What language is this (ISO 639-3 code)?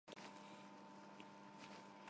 hye